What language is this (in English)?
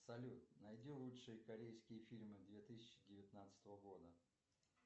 Russian